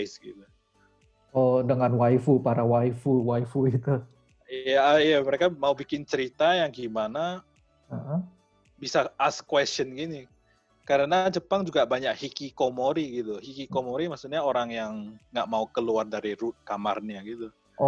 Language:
Indonesian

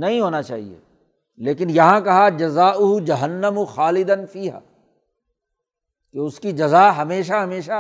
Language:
Urdu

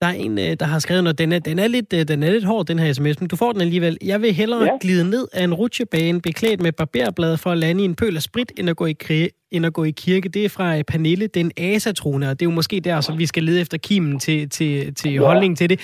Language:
Danish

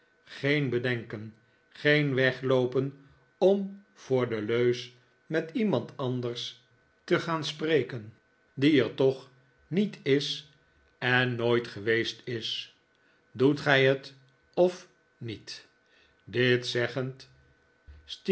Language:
Dutch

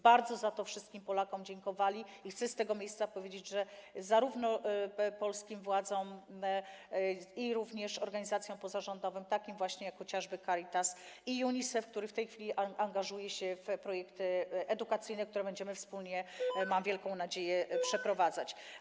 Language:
Polish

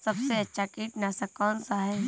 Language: Hindi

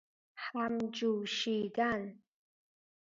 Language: Persian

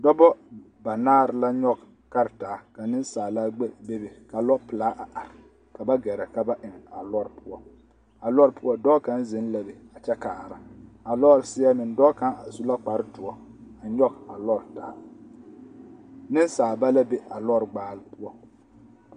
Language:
Southern Dagaare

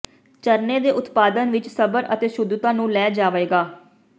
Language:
Punjabi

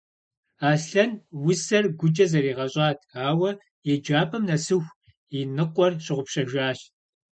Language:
Kabardian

